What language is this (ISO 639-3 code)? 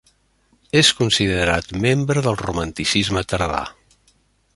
cat